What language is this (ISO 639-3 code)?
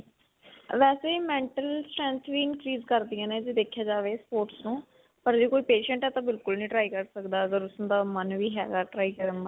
pan